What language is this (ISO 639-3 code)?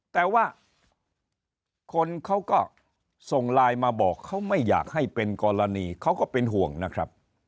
tha